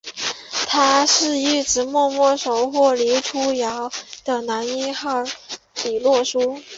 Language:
Chinese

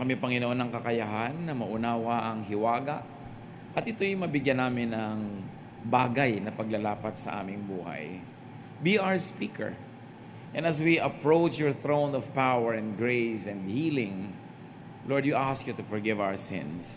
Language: Filipino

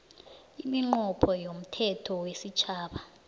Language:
South Ndebele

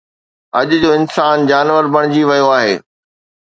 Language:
Sindhi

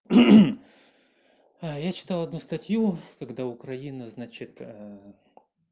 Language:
Russian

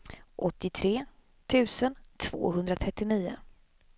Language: Swedish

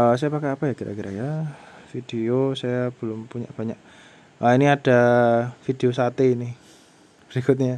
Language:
Indonesian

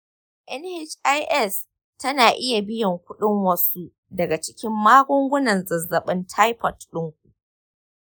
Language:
Hausa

